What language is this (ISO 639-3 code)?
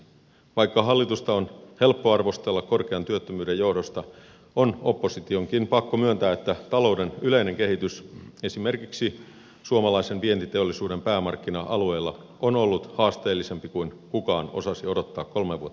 fin